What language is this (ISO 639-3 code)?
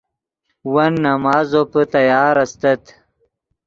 ydg